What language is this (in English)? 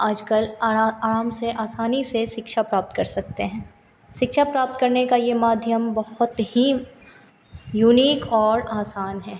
Hindi